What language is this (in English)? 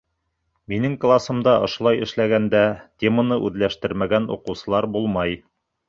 Bashkir